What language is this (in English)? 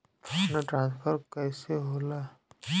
Bhojpuri